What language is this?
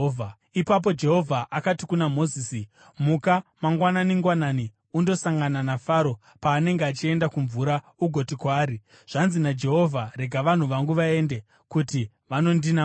Shona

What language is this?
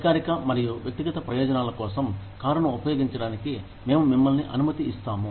Telugu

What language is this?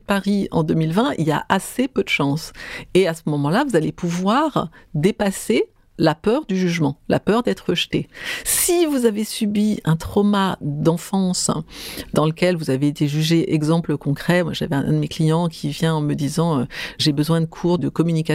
French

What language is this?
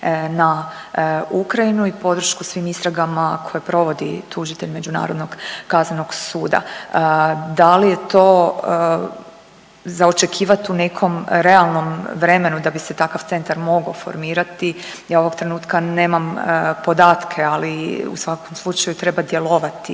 Croatian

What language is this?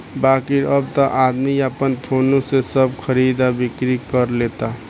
Bhojpuri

